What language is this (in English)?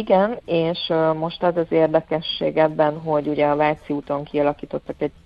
Hungarian